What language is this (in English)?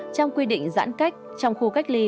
Vietnamese